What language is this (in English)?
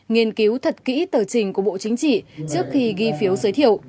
Vietnamese